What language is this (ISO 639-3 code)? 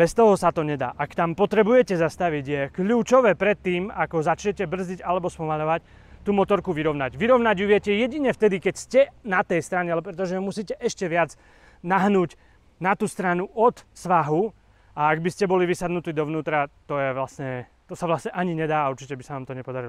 slk